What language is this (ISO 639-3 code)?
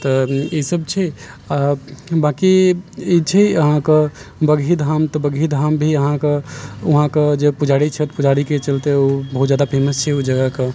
mai